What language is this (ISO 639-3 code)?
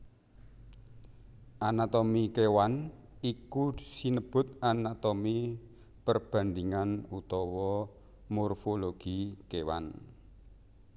jav